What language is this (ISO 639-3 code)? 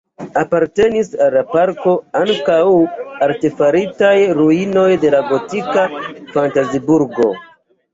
epo